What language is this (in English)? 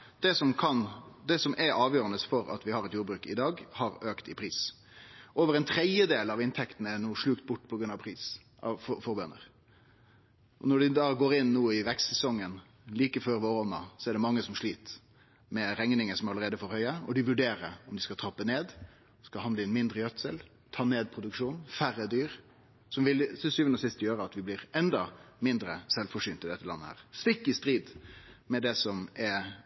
Norwegian Nynorsk